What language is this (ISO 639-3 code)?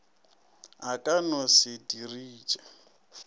nso